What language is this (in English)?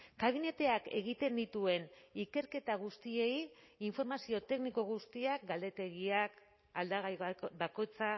Basque